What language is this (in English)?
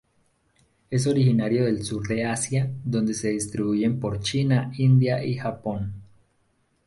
Spanish